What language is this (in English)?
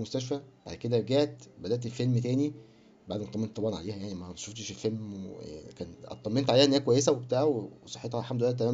Arabic